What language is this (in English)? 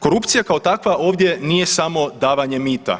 Croatian